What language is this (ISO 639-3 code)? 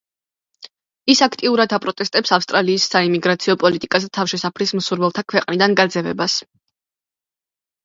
kat